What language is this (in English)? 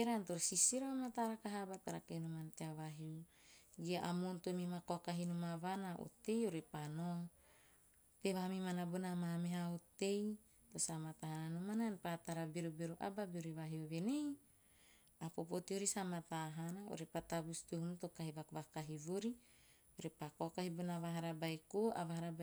Teop